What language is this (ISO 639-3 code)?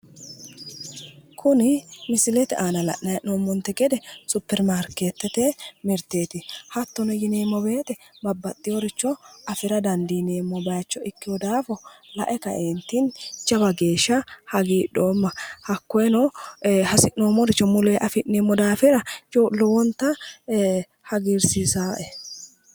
sid